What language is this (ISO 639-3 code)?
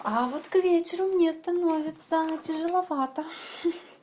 rus